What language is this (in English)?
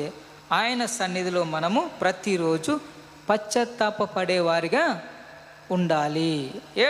Telugu